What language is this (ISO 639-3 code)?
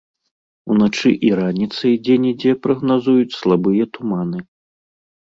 bel